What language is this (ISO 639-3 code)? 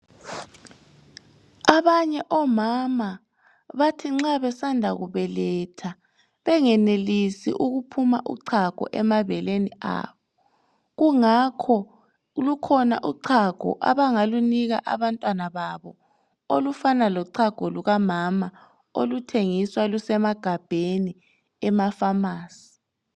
nde